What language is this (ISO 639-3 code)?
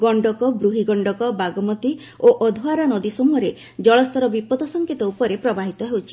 ori